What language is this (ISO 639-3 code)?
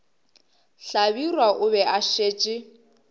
nso